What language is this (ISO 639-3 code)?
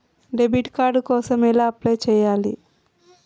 tel